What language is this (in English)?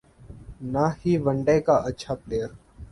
Urdu